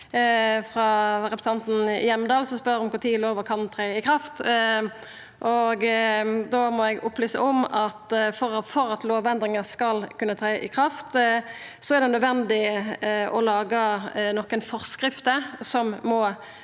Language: Norwegian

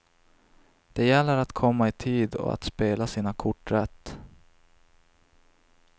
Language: Swedish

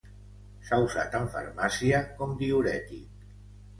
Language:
Catalan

